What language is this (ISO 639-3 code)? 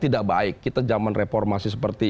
ind